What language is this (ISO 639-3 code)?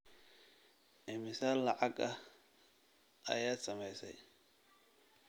som